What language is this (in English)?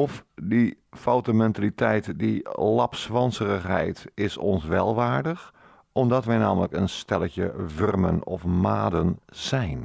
Dutch